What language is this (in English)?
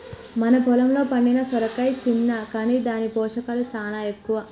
Telugu